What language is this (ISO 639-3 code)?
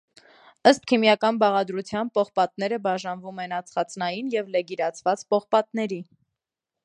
hye